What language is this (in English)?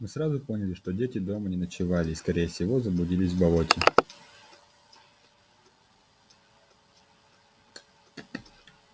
Russian